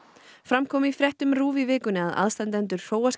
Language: Icelandic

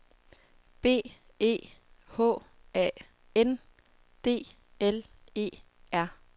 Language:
Danish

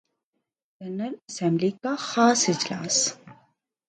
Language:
Urdu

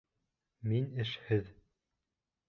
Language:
Bashkir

